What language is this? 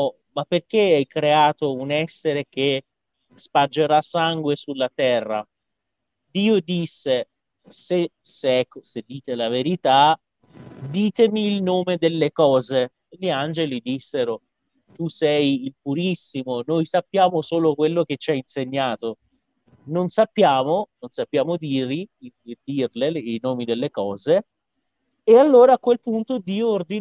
Italian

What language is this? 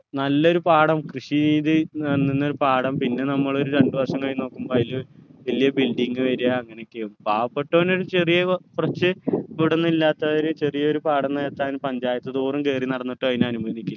Malayalam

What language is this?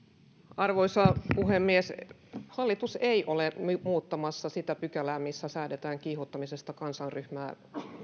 Finnish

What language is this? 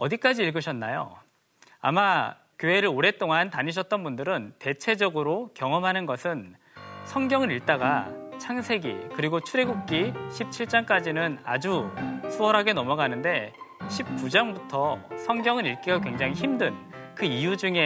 Korean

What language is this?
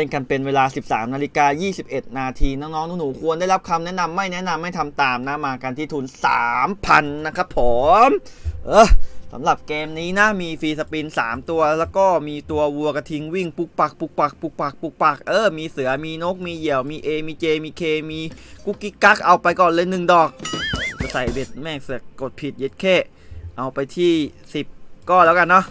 Thai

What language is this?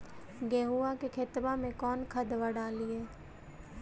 Magahi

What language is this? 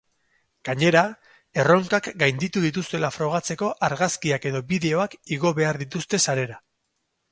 Basque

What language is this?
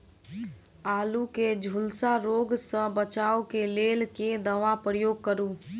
Maithili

